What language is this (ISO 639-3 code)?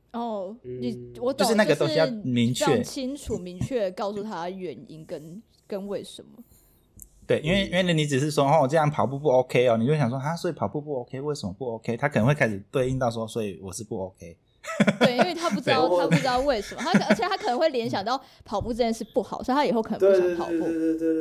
zho